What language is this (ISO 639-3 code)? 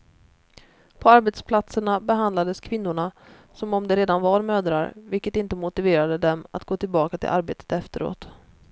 swe